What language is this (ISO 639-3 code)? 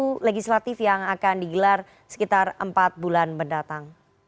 ind